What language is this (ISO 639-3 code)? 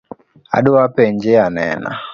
luo